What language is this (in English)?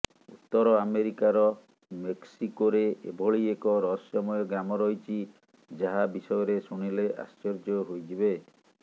Odia